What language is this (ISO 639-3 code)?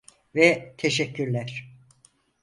tur